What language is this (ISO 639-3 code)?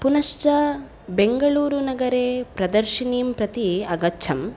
san